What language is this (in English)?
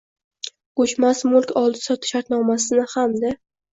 Uzbek